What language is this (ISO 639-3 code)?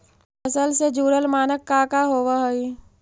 mag